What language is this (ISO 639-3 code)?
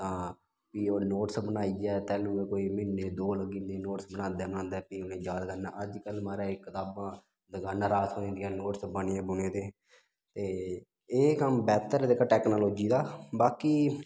doi